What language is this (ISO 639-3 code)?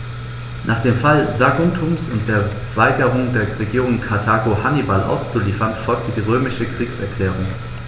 deu